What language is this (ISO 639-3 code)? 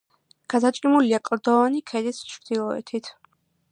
kat